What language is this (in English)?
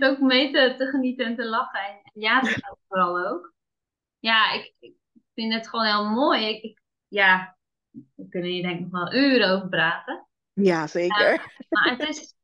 Dutch